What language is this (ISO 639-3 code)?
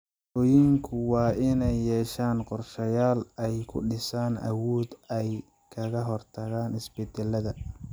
som